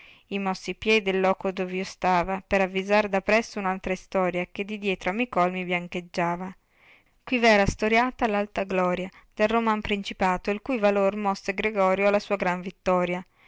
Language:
Italian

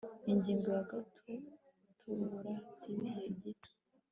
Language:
Kinyarwanda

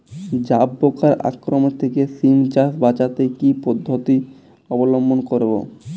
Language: Bangla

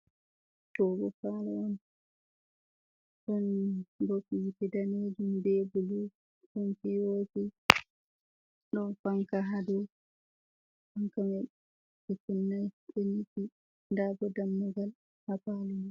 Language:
Fula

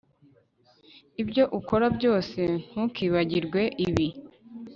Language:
Kinyarwanda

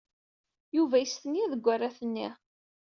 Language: Kabyle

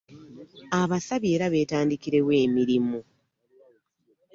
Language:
Ganda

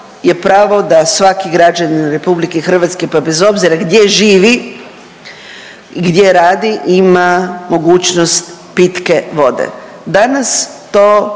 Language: Croatian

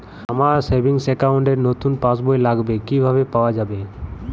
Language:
Bangla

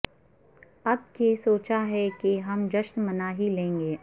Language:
Urdu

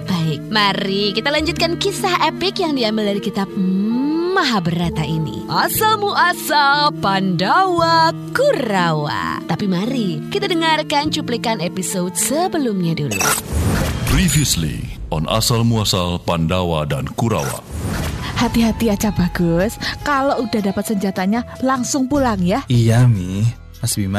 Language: Indonesian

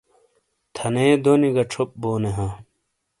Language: Shina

